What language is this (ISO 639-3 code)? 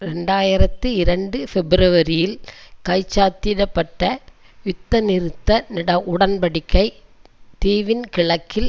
tam